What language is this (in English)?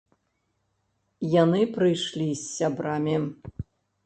Belarusian